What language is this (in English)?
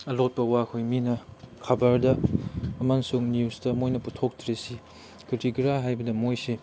Manipuri